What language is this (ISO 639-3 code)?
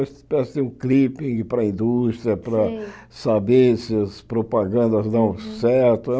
por